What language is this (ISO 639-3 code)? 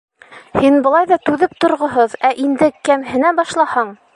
bak